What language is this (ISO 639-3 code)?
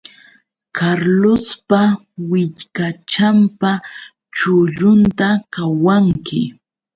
qux